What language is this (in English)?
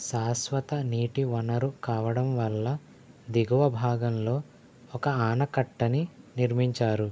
Telugu